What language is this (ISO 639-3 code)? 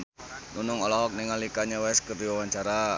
sun